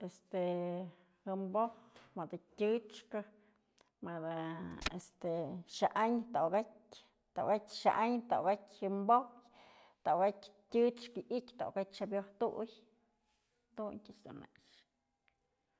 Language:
Mazatlán Mixe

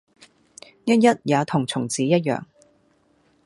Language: Cantonese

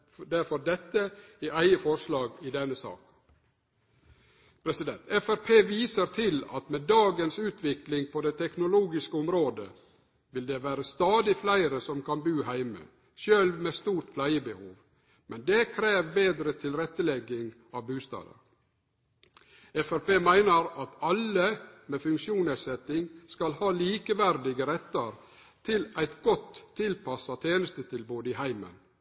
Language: Norwegian Nynorsk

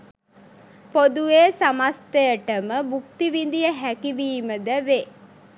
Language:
Sinhala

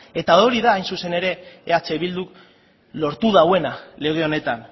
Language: Basque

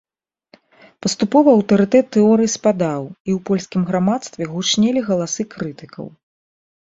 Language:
Belarusian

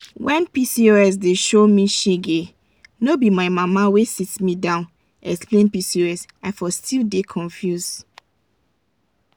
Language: Nigerian Pidgin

